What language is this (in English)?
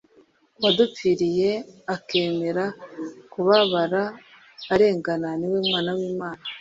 Kinyarwanda